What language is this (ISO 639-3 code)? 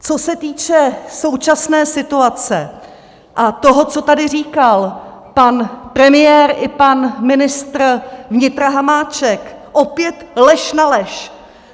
ces